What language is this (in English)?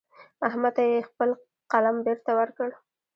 Pashto